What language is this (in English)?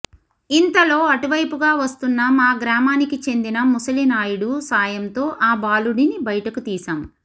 Telugu